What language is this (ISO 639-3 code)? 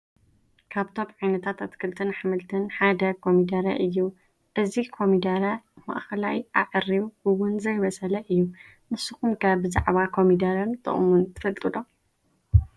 tir